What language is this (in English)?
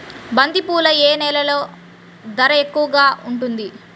Telugu